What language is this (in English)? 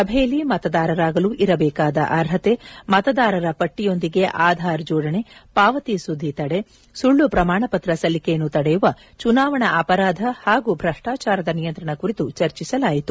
Kannada